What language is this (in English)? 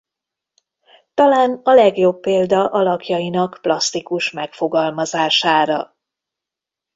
Hungarian